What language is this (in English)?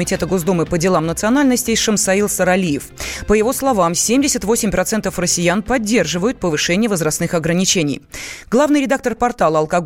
Russian